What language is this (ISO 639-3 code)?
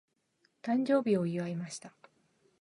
jpn